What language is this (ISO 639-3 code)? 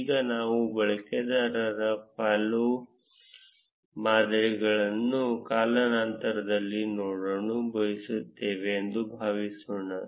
kan